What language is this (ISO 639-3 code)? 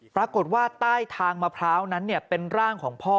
tha